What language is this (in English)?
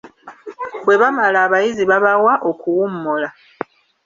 Ganda